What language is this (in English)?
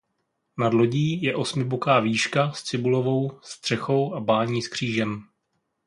Czech